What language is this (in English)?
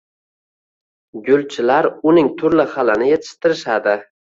Uzbek